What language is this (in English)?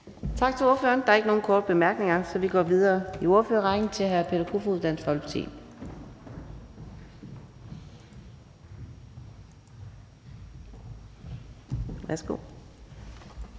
Danish